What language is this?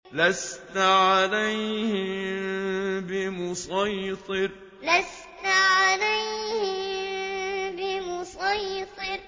Arabic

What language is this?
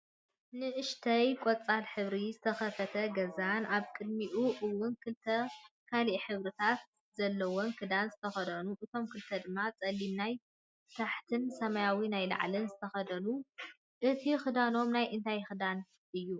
Tigrinya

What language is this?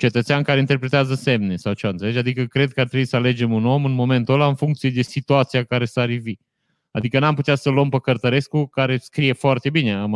Romanian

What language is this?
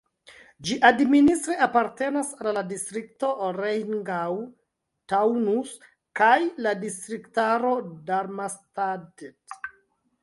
Esperanto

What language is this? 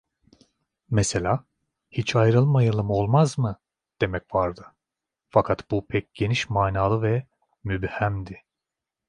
Turkish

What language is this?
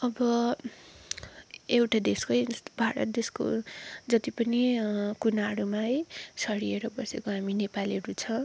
Nepali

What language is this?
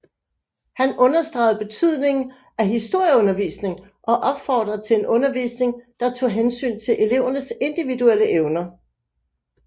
Danish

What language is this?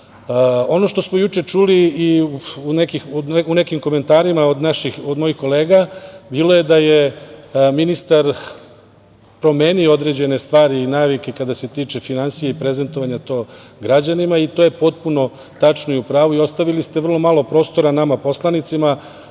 Serbian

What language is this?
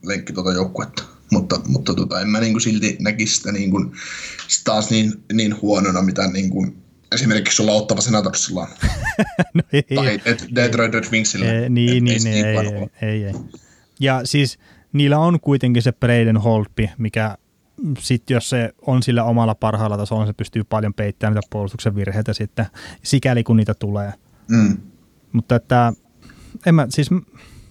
Finnish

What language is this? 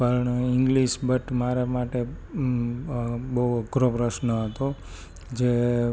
Gujarati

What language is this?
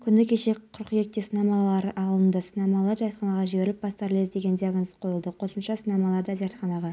Kazakh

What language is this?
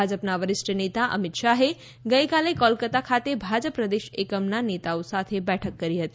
Gujarati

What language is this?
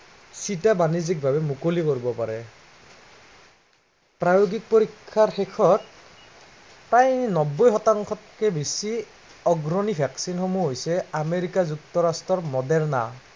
Assamese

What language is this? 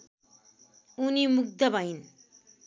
Nepali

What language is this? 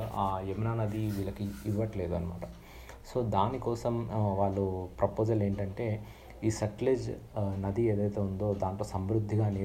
Telugu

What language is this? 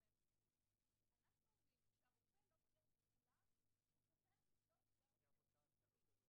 Hebrew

